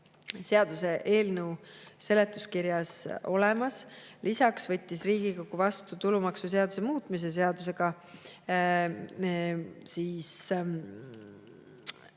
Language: Estonian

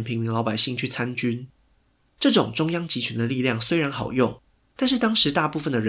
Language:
Chinese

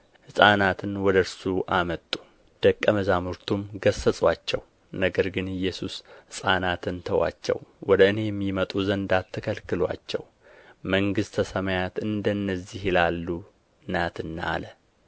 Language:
Amharic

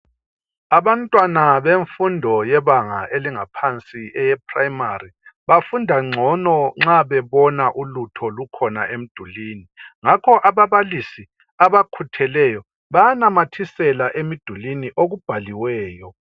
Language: North Ndebele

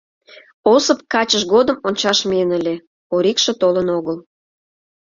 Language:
Mari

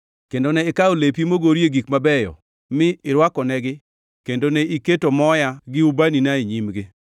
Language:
Luo (Kenya and Tanzania)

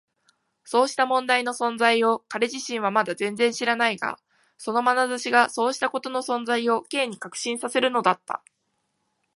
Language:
Japanese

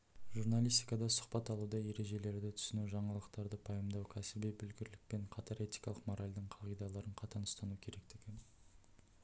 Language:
Kazakh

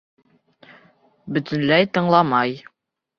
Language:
Bashkir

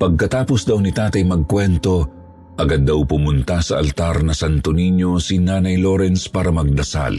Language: Filipino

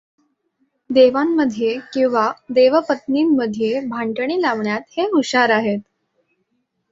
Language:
Marathi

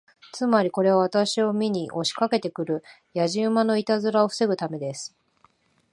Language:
Japanese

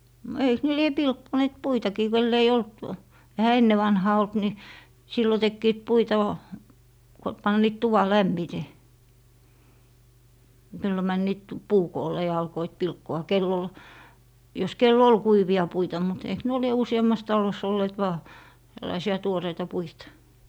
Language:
Finnish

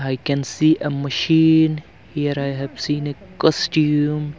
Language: English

